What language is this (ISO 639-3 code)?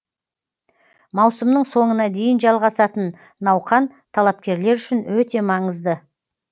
kaz